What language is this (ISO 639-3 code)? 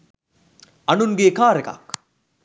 sin